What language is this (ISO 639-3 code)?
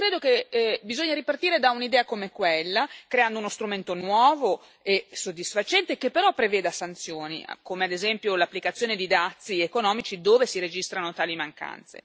ita